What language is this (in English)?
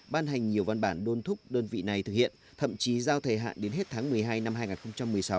Vietnamese